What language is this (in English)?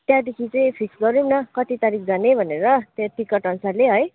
Nepali